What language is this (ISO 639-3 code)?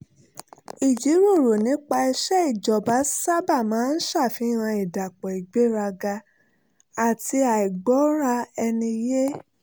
yor